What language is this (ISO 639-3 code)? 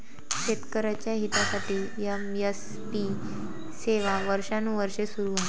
mar